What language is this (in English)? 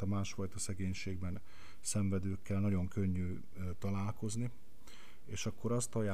Hungarian